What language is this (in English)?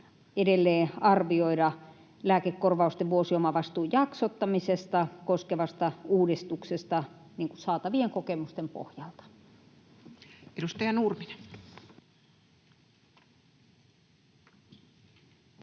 Finnish